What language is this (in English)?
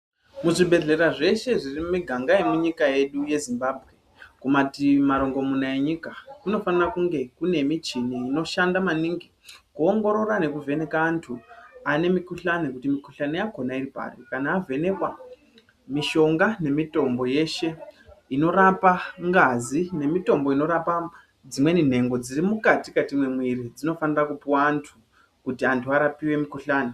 Ndau